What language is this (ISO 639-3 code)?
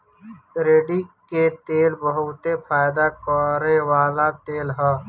bho